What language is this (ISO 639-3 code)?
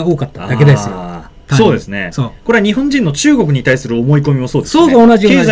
jpn